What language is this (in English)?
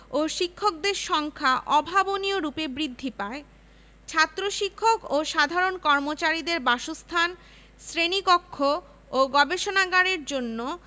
Bangla